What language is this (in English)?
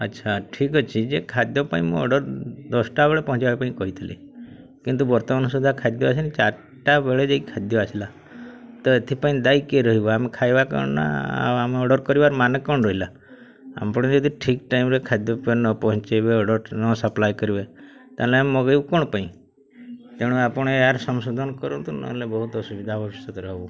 Odia